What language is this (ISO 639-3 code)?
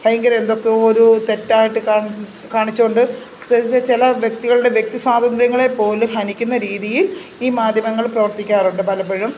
mal